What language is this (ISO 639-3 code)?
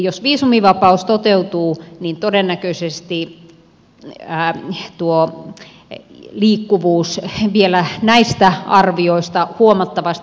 fin